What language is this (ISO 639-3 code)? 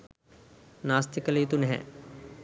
sin